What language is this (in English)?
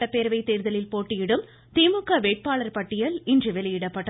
Tamil